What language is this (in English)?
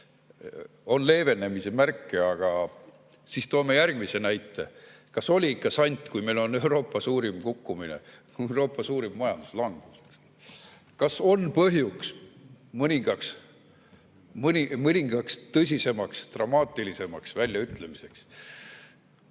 Estonian